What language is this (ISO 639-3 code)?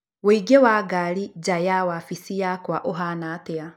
kik